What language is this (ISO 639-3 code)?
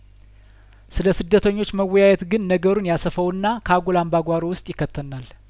amh